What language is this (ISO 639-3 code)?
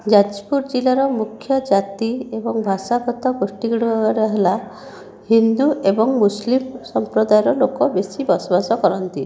ori